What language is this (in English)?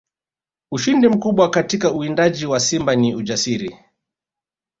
Swahili